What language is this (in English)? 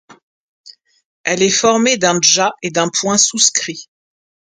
French